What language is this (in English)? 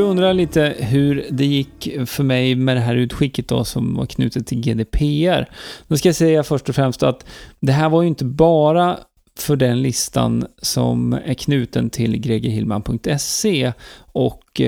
Swedish